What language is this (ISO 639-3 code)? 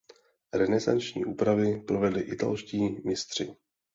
ces